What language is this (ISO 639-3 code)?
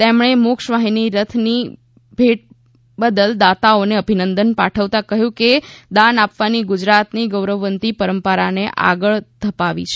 guj